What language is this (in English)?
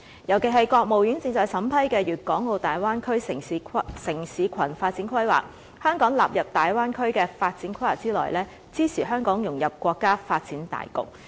Cantonese